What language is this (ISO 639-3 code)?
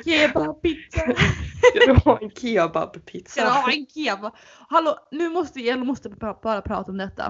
swe